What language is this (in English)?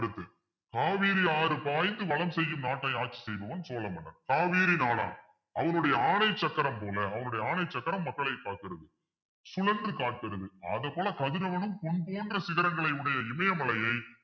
Tamil